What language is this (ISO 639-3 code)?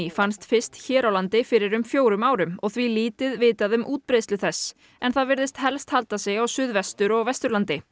isl